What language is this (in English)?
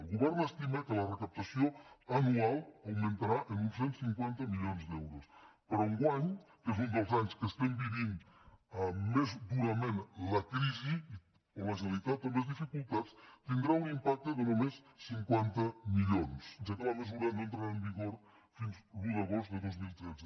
Catalan